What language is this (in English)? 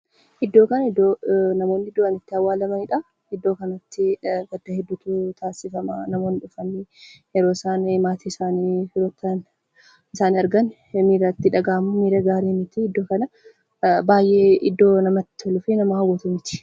Oromo